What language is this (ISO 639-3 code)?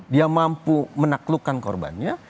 ind